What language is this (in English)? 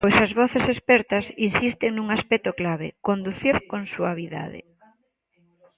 Galician